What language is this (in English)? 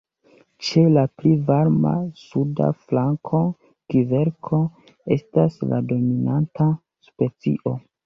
Esperanto